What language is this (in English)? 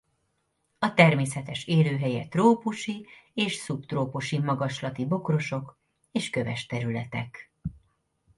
Hungarian